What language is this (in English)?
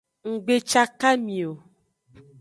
Aja (Benin)